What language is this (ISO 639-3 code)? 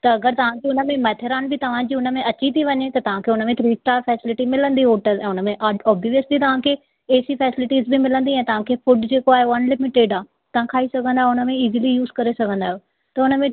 snd